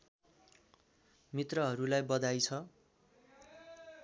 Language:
Nepali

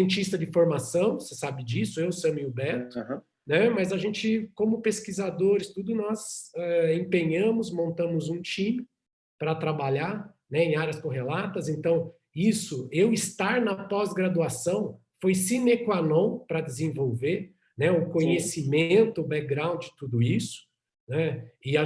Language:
Portuguese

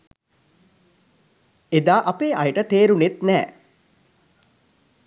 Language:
Sinhala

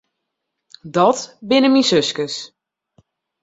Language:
Western Frisian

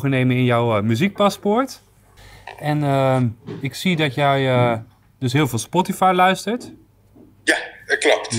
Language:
Dutch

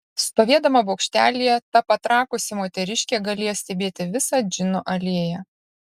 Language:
Lithuanian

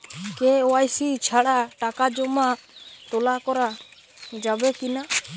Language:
Bangla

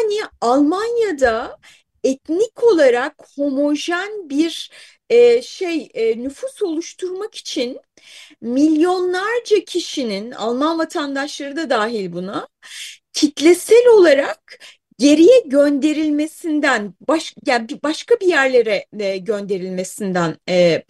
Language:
Turkish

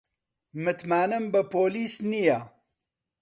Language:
Central Kurdish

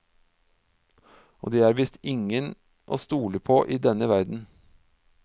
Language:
Norwegian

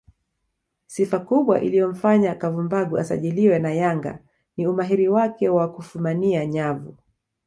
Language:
Swahili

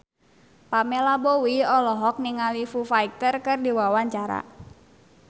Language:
Sundanese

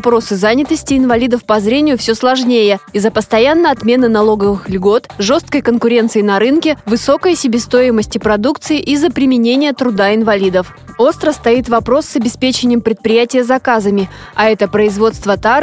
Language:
Russian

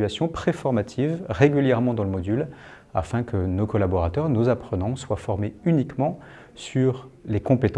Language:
French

